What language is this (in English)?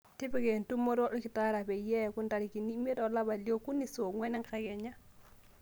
Masai